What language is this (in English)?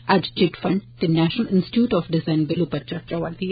Dogri